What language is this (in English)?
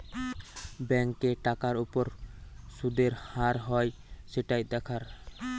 Bangla